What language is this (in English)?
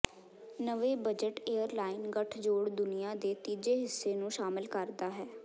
Punjabi